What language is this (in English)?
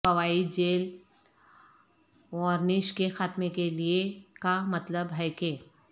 Urdu